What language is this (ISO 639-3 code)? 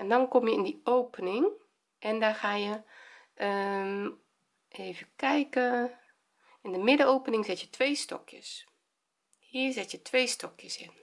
nld